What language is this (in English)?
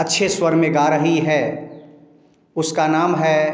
Hindi